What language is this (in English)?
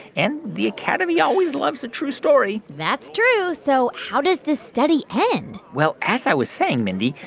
English